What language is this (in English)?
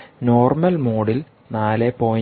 Malayalam